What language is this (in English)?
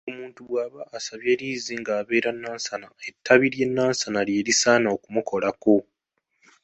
Ganda